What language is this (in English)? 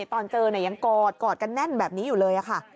Thai